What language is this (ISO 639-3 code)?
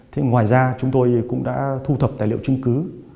vie